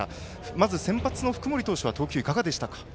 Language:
Japanese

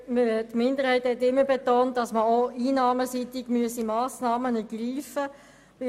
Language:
Swiss German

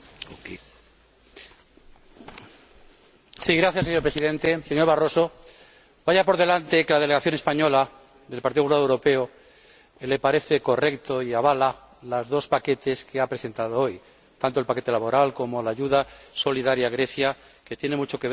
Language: Spanish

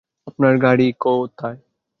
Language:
Bangla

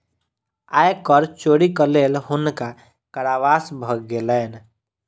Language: Maithili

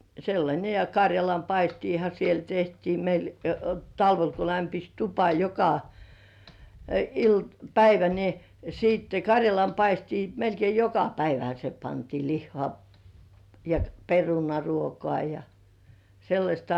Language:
Finnish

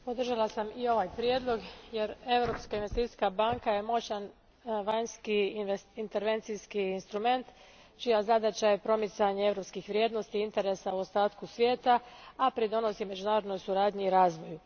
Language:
Croatian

